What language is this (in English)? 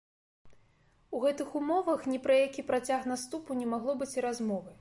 Belarusian